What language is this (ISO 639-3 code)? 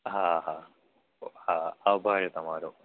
guj